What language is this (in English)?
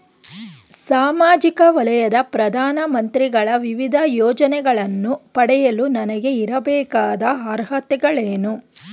Kannada